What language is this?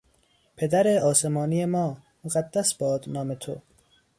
Persian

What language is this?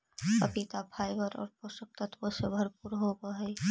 Magahi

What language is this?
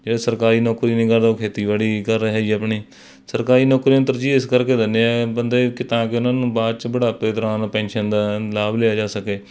Punjabi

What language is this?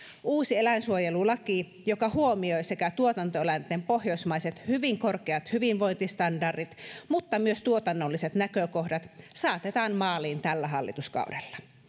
Finnish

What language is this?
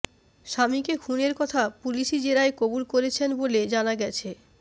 Bangla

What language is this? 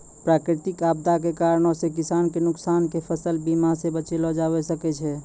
Maithili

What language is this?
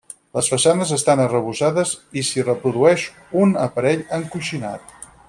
Catalan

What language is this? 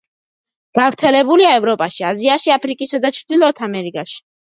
Georgian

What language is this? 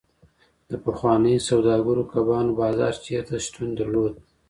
Pashto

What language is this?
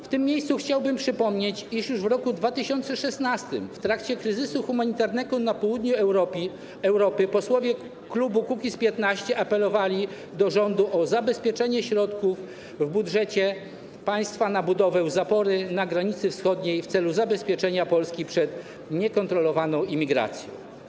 Polish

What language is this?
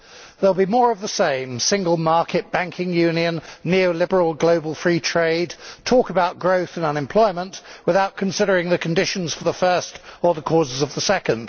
English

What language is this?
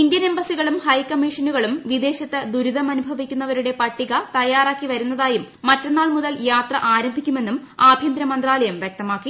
Malayalam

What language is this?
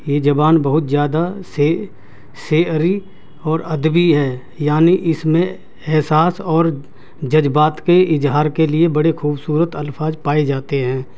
Urdu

